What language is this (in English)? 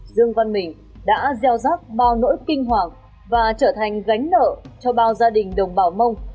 Vietnamese